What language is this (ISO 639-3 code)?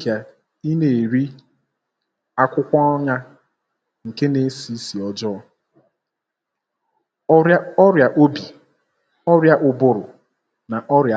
ibo